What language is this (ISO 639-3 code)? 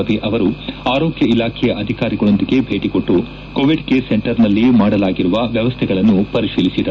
kan